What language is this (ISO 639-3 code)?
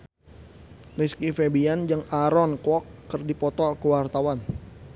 sun